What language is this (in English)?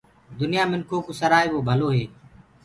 Gurgula